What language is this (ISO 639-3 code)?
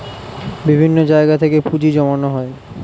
ben